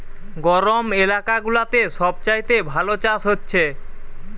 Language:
Bangla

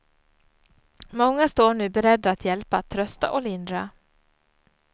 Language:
Swedish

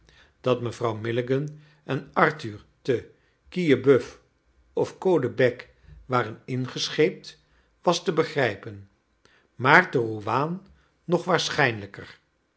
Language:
Dutch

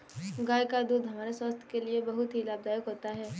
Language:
Hindi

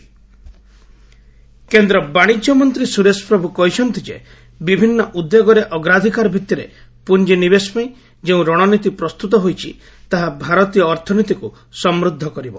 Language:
Odia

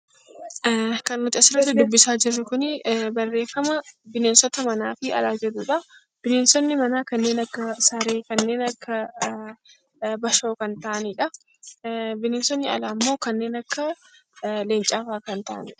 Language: Oromo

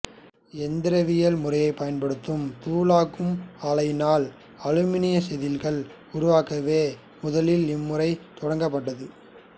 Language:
Tamil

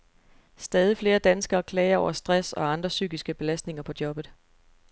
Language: Danish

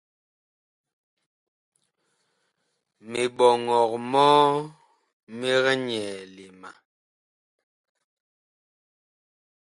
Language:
Bakoko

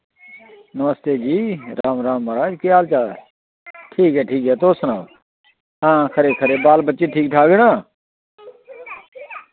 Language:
Dogri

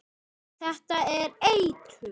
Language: Icelandic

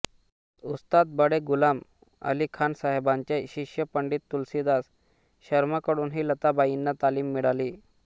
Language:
Marathi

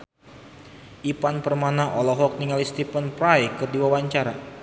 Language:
Sundanese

